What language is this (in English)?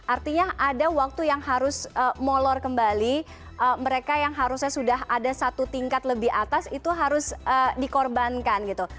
Indonesian